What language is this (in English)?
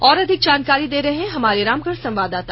Hindi